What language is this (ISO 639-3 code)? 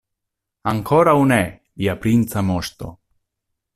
epo